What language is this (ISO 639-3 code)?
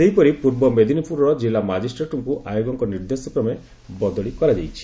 ori